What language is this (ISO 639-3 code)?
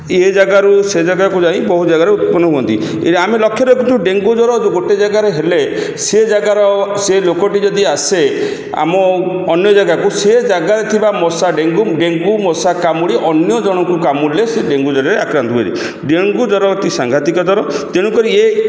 ori